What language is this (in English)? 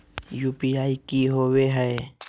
Magahi